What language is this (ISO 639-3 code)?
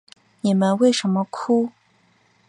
zho